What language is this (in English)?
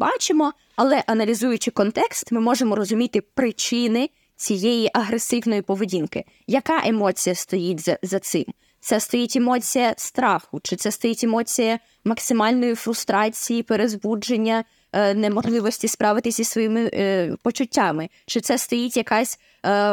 Ukrainian